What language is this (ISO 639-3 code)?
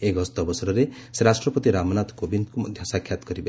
ori